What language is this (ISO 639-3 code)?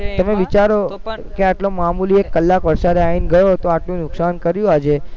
guj